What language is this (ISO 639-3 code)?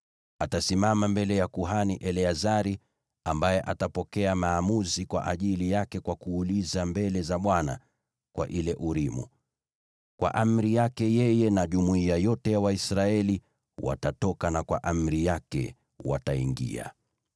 swa